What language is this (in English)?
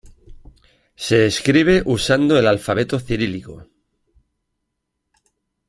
Spanish